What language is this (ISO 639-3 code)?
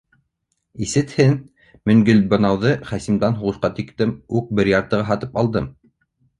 bak